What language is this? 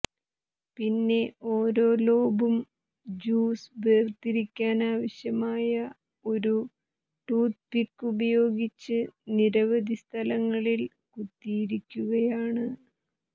Malayalam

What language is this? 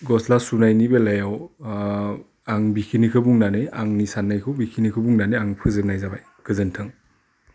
Bodo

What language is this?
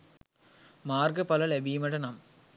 Sinhala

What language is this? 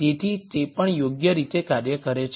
Gujarati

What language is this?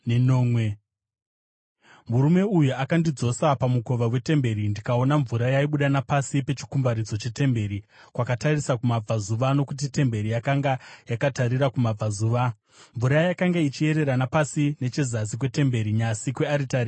Shona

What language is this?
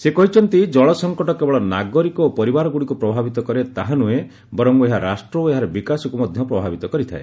Odia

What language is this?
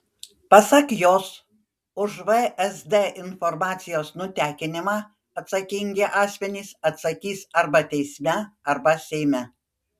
Lithuanian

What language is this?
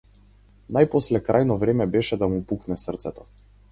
Macedonian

